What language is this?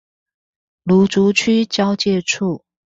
Chinese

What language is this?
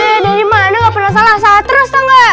Indonesian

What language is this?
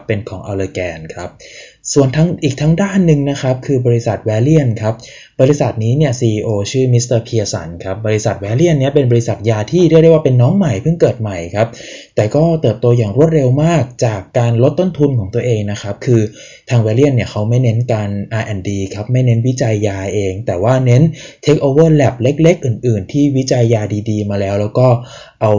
Thai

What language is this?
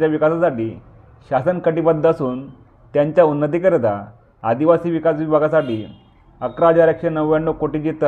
Marathi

